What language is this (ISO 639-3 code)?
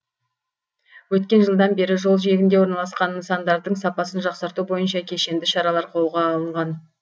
kaz